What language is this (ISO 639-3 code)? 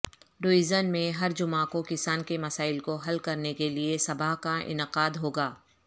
urd